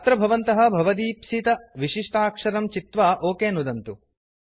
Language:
Sanskrit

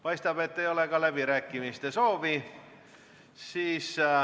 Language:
Estonian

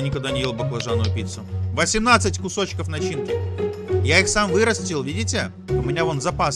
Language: Russian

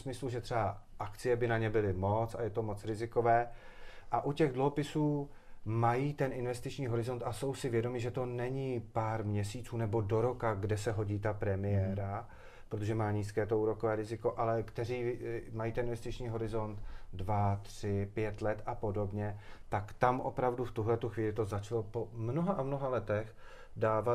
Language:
Czech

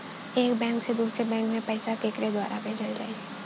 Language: Bhojpuri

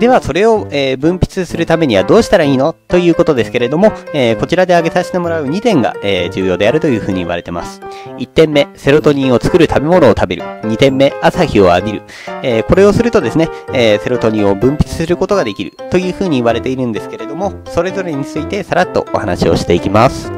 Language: Japanese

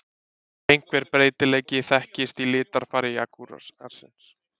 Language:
Icelandic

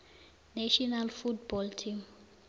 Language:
South Ndebele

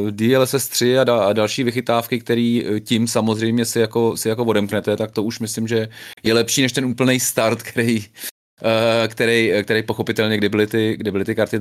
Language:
Czech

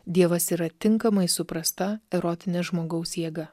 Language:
Lithuanian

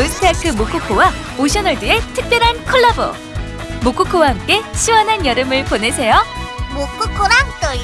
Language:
Korean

